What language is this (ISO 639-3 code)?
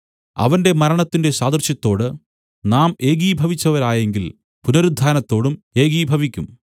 mal